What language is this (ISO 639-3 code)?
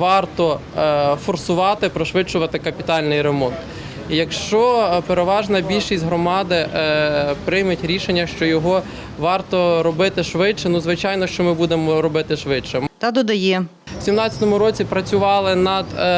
ukr